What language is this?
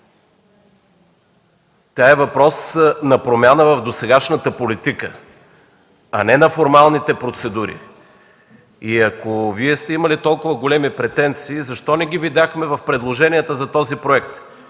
Bulgarian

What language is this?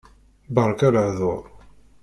Kabyle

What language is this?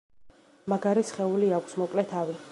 Georgian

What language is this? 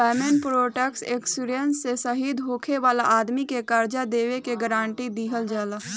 Bhojpuri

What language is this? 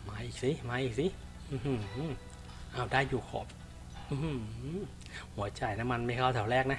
Thai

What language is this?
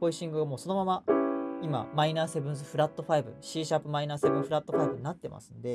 Japanese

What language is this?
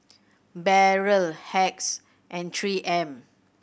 English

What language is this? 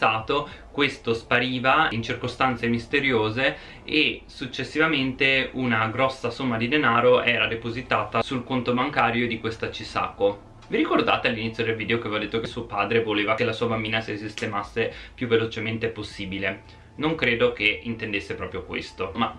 Italian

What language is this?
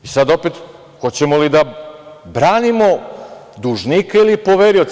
Serbian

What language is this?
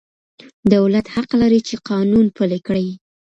Pashto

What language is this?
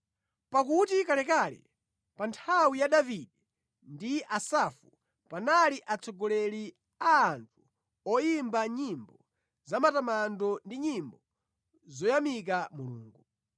Nyanja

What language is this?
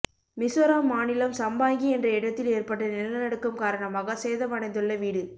Tamil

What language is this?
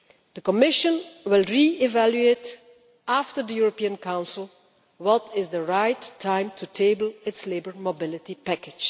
English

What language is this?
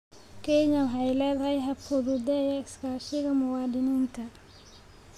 Somali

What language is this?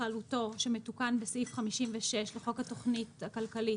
Hebrew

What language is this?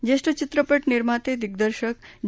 Marathi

